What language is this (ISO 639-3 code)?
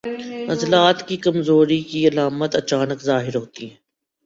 urd